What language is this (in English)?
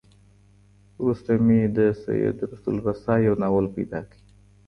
Pashto